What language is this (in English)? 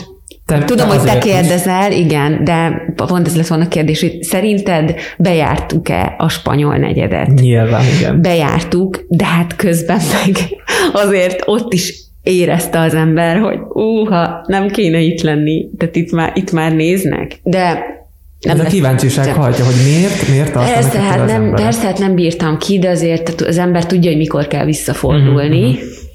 Hungarian